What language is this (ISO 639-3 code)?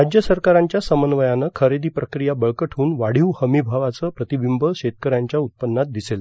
mar